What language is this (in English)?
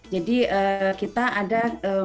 Indonesian